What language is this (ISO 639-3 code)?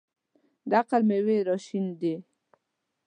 pus